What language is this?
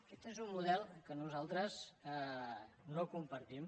Catalan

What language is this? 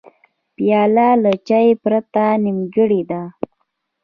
Pashto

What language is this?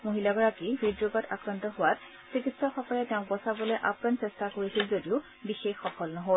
Assamese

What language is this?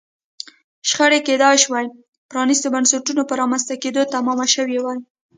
Pashto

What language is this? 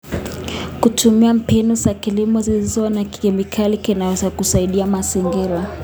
Kalenjin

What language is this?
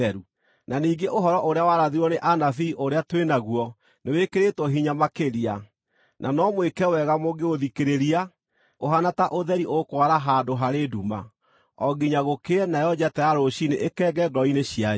Kikuyu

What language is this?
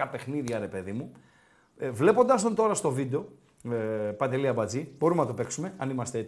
Greek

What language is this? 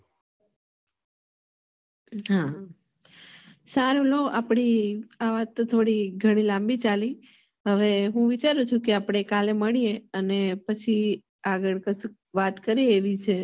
Gujarati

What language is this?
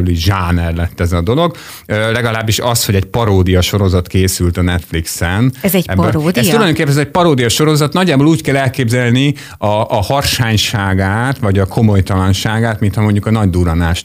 Hungarian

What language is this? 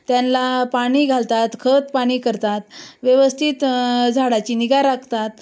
Marathi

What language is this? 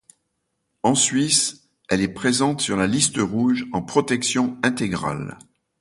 French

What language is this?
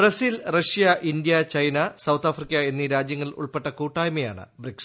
Malayalam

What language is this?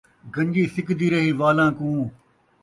Saraiki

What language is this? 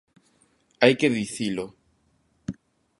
Galician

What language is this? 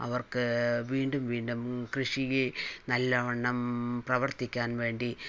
Malayalam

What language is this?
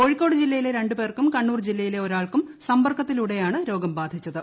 Malayalam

